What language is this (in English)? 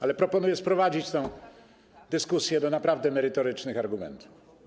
Polish